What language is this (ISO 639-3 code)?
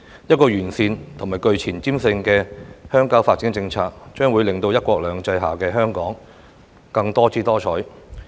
yue